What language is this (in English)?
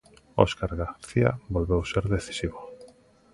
Galician